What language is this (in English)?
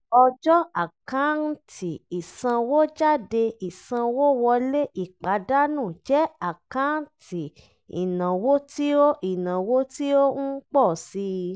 Yoruba